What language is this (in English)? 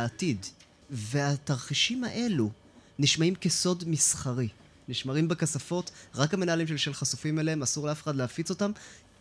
Hebrew